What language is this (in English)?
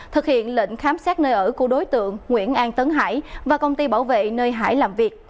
Vietnamese